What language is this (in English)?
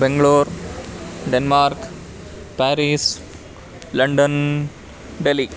Sanskrit